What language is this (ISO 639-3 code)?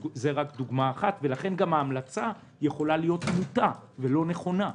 heb